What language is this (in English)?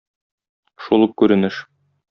Tatar